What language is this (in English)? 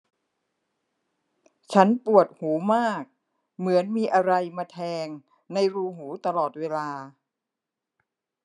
Thai